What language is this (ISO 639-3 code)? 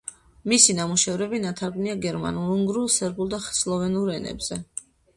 kat